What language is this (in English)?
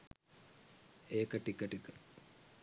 Sinhala